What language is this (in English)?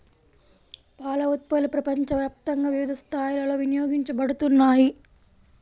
Telugu